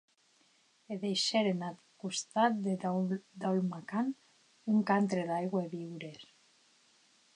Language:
Occitan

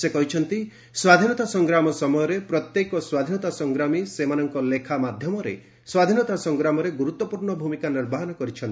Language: Odia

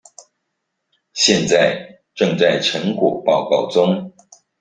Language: Chinese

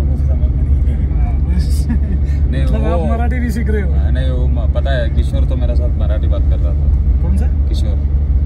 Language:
Hindi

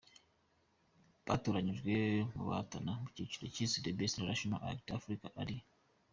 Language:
Kinyarwanda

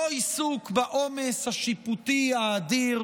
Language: Hebrew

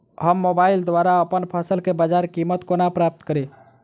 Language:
Maithili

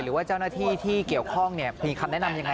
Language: Thai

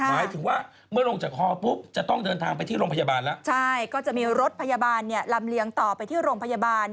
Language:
Thai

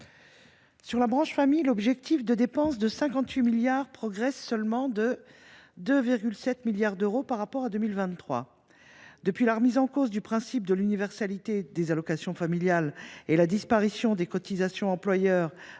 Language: French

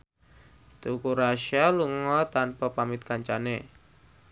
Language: Javanese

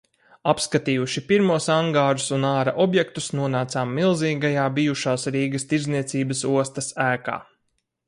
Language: Latvian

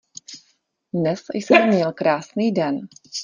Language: Czech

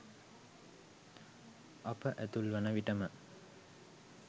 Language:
Sinhala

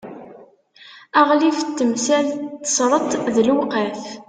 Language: Kabyle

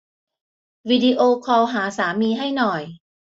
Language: Thai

